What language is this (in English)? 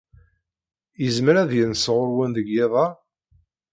Kabyle